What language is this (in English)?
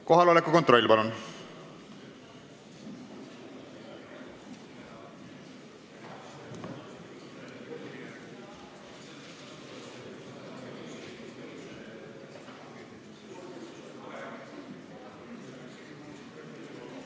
Estonian